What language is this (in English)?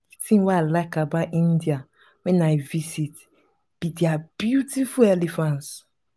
Nigerian Pidgin